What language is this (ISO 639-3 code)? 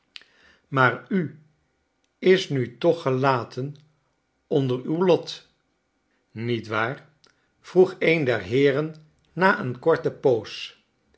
nld